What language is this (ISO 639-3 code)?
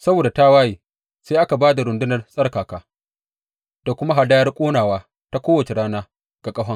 hau